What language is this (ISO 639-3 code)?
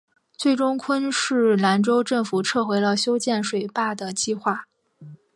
zho